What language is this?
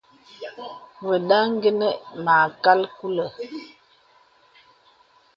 Bebele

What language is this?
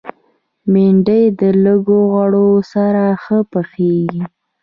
Pashto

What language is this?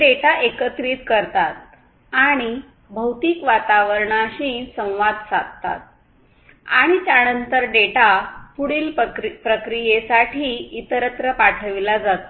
Marathi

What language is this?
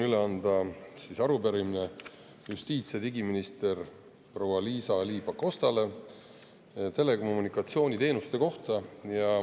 Estonian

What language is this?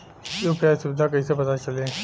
Bhojpuri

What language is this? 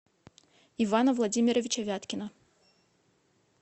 Russian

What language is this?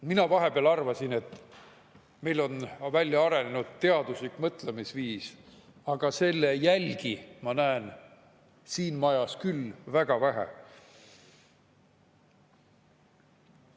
Estonian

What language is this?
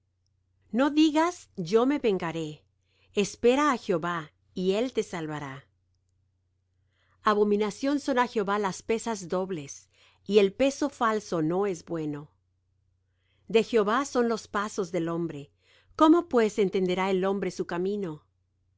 Spanish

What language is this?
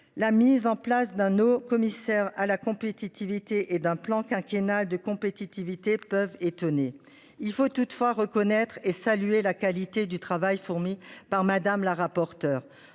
French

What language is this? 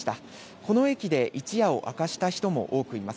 Japanese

